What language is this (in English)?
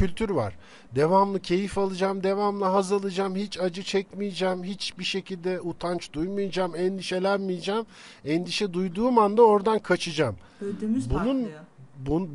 Turkish